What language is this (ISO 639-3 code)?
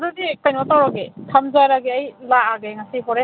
mni